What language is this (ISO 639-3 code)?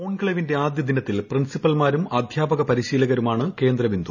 mal